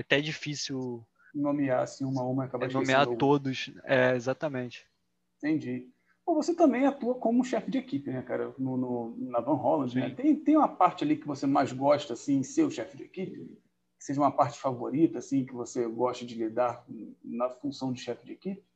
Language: Portuguese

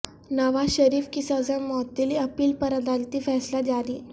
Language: Urdu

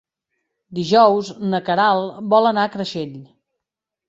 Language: Catalan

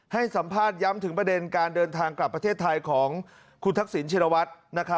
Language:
Thai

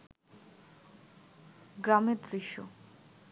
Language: Bangla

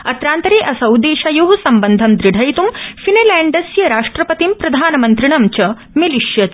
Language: Sanskrit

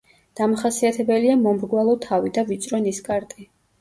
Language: Georgian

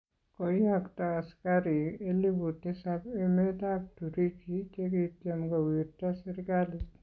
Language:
Kalenjin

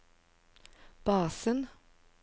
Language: Norwegian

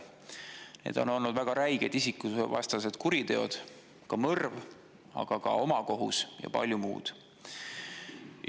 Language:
Estonian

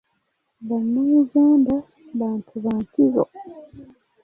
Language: Ganda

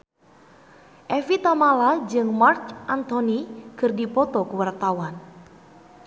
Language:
Sundanese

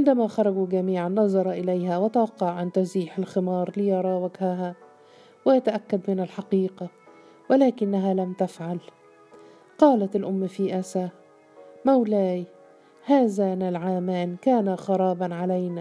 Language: Arabic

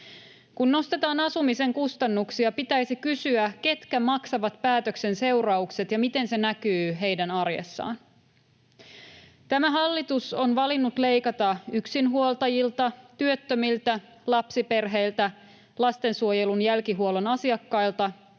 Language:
Finnish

